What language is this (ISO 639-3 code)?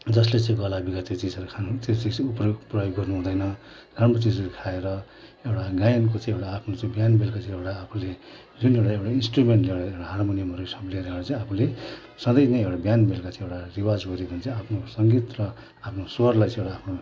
nep